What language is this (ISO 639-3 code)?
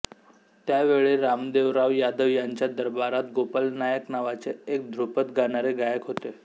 mar